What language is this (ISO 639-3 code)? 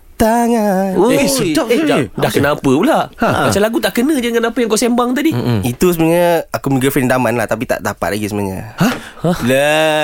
msa